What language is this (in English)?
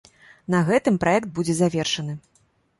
Belarusian